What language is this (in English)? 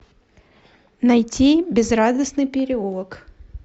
Russian